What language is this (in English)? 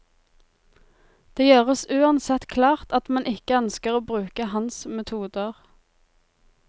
Norwegian